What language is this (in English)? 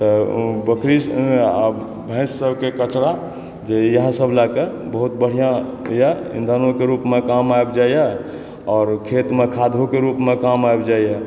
Maithili